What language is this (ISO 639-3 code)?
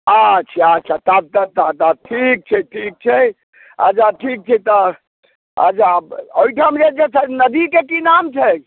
mai